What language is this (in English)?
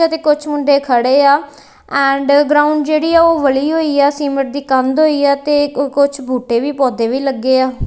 Punjabi